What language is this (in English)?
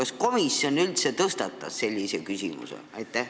Estonian